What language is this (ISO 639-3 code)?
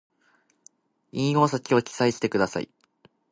jpn